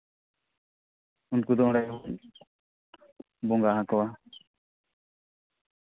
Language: Santali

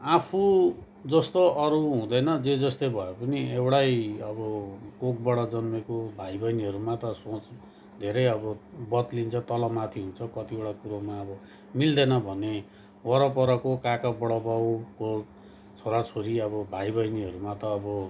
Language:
Nepali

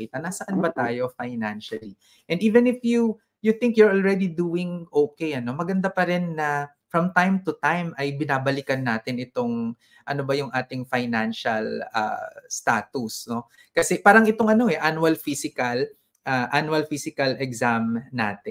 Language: Filipino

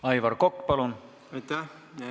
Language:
Estonian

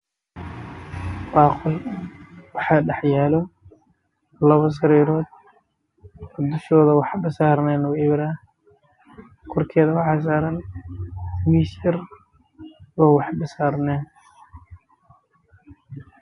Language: Somali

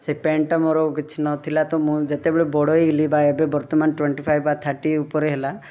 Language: Odia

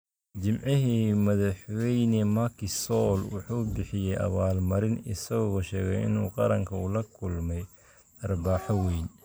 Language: Somali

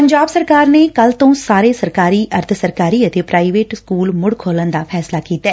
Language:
Punjabi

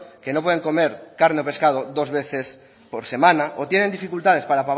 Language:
Spanish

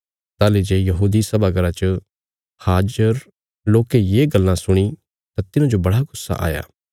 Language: Bilaspuri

